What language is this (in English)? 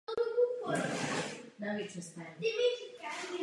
Czech